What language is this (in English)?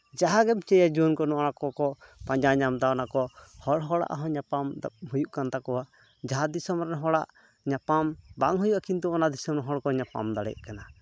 Santali